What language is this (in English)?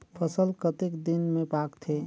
Chhattisgarhi